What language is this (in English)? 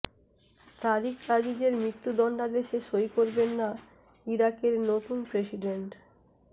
Bangla